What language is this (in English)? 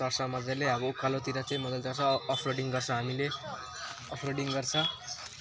Nepali